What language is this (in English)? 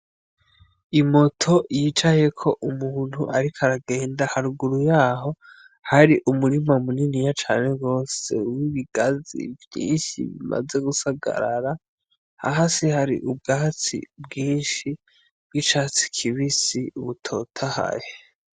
Rundi